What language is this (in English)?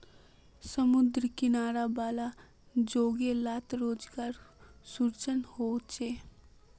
Magahi